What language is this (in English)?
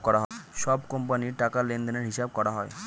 Bangla